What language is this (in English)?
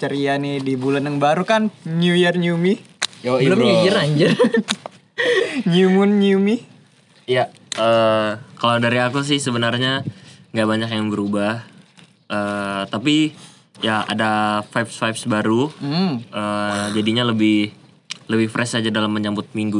Indonesian